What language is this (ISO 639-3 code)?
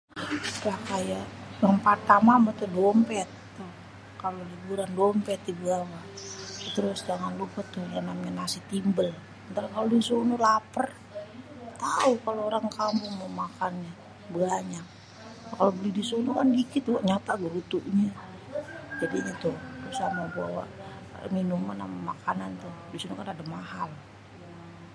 bew